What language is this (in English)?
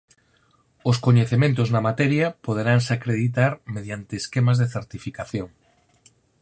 Galician